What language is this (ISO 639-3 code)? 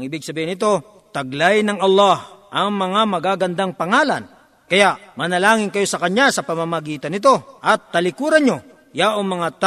fil